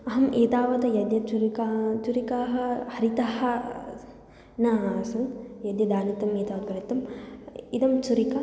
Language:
Sanskrit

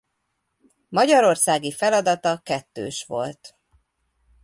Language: Hungarian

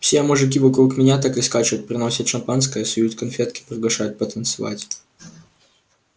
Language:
Russian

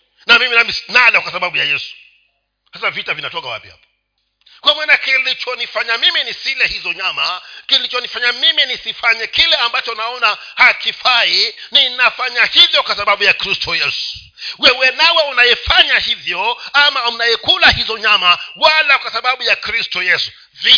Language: Swahili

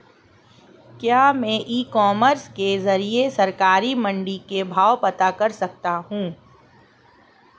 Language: Hindi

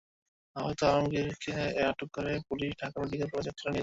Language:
Bangla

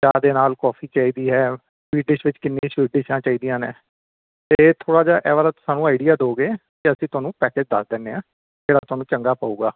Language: Punjabi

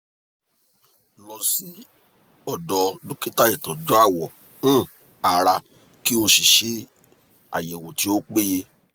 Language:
Yoruba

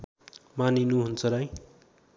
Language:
Nepali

